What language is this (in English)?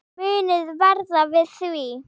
Icelandic